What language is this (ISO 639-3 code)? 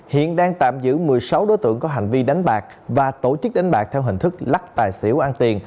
vie